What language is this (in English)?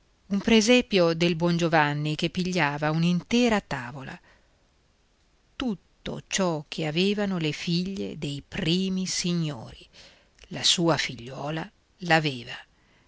Italian